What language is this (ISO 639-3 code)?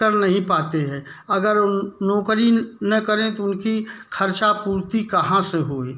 hin